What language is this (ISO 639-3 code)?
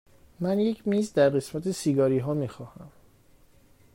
fas